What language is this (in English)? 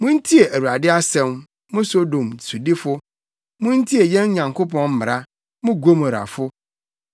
Akan